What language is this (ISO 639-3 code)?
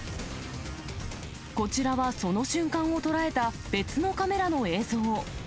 jpn